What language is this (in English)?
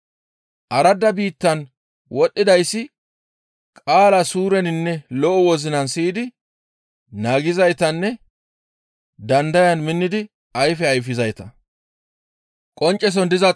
Gamo